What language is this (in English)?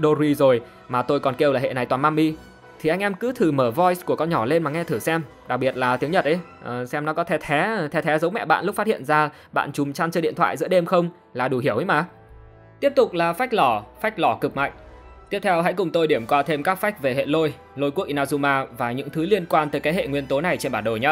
Vietnamese